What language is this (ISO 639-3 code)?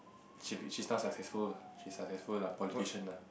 eng